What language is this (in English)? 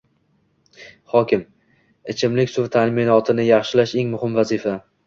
Uzbek